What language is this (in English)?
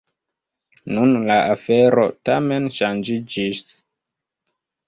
Esperanto